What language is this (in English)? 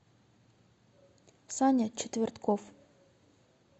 Russian